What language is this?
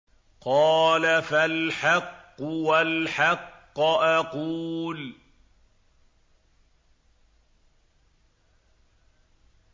Arabic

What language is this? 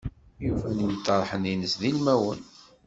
Kabyle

